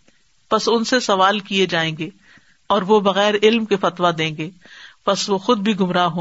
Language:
Urdu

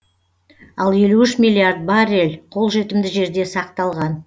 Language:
Kazakh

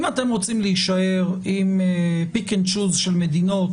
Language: Hebrew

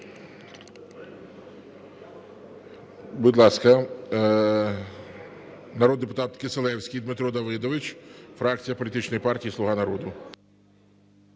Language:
Ukrainian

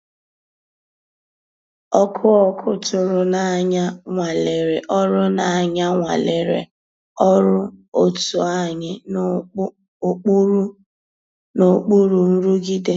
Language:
Igbo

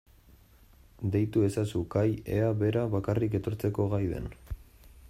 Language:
Basque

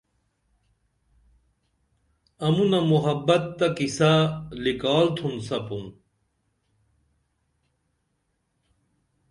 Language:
Dameli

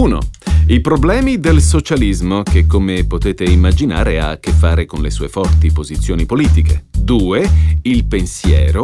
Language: Italian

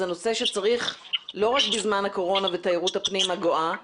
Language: Hebrew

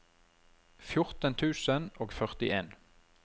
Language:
Norwegian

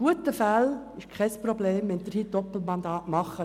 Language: Swiss German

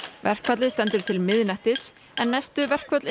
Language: Icelandic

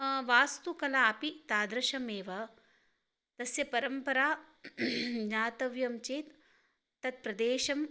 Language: Sanskrit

